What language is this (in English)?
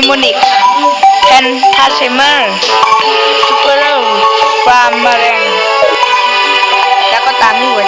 Thai